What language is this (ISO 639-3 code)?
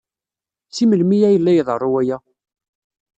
kab